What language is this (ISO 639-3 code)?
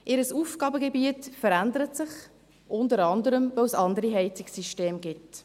gsw